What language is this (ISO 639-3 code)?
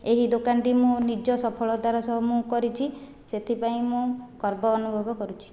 ori